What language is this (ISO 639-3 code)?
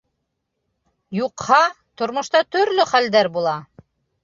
bak